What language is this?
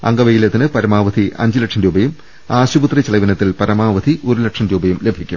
Malayalam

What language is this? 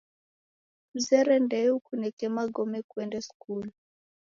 Taita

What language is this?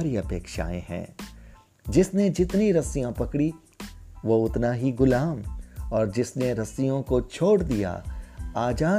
Hindi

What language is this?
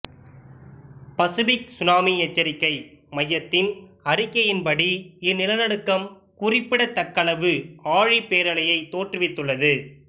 Tamil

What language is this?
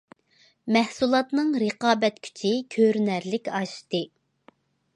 Uyghur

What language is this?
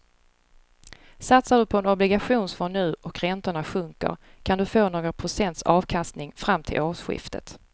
Swedish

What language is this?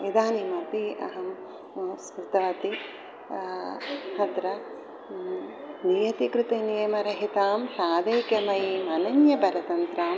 Sanskrit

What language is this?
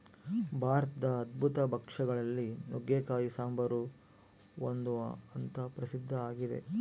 Kannada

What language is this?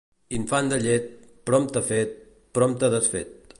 Catalan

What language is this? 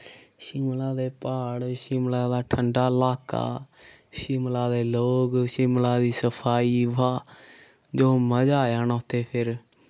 Dogri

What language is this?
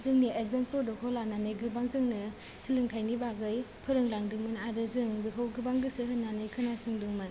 Bodo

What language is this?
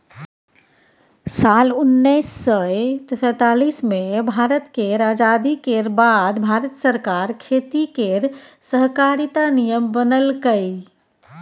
Maithili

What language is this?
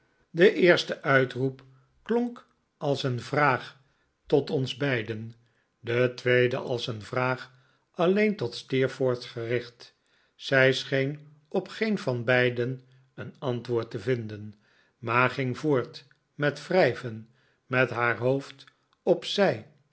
Dutch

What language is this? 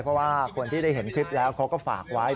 Thai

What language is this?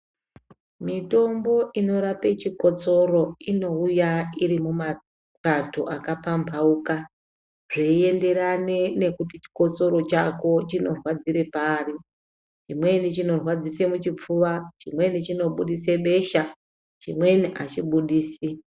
Ndau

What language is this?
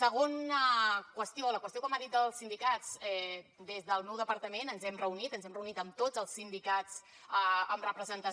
Catalan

